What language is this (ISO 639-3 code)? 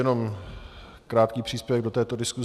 ces